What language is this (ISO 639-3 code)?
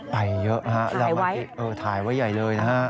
tha